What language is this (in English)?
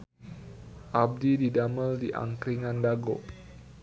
Sundanese